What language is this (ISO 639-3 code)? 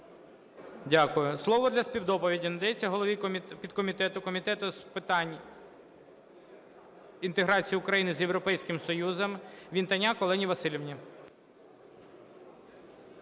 ukr